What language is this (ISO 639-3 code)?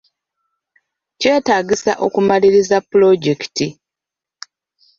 lug